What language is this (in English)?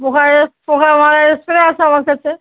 Bangla